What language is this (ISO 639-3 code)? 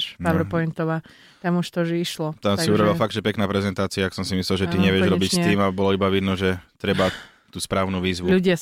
slk